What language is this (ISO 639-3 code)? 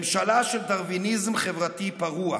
heb